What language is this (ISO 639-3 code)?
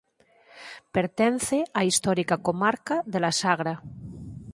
glg